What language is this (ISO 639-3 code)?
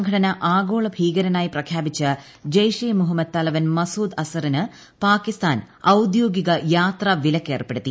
mal